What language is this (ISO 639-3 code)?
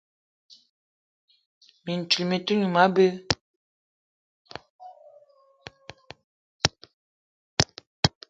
eto